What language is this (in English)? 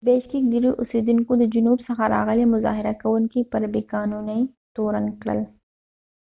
Pashto